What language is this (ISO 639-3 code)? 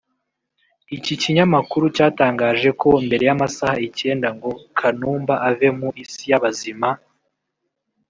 kin